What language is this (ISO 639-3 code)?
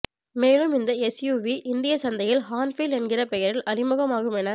tam